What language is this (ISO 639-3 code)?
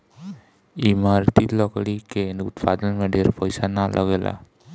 bho